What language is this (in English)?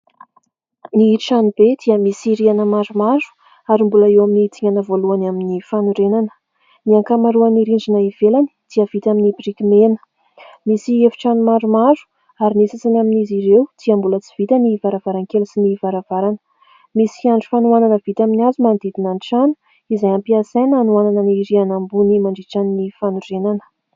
Malagasy